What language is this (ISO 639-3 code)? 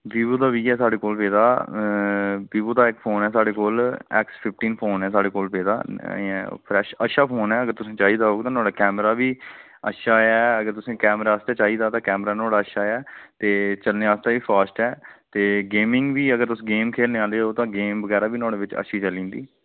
doi